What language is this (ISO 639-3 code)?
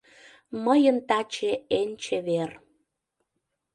chm